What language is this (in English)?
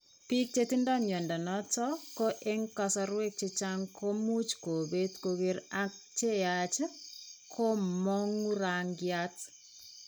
Kalenjin